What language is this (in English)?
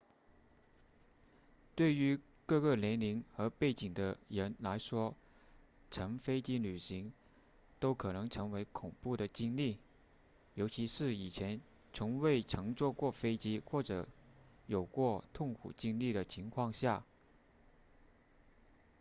Chinese